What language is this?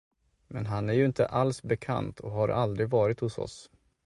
Swedish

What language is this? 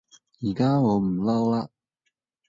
Cantonese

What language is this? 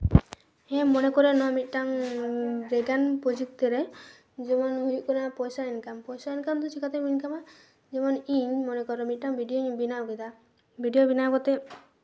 Santali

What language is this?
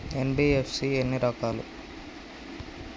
Telugu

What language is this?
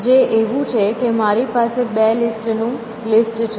Gujarati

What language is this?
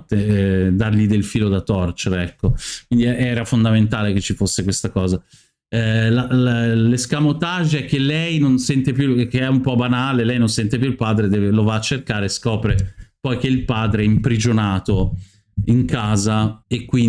Italian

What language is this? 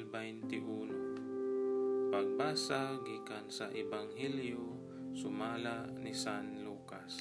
Filipino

